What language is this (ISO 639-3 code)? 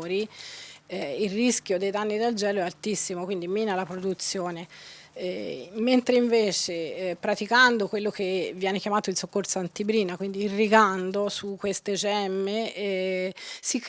ita